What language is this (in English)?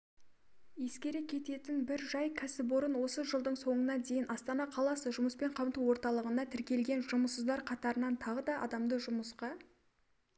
Kazakh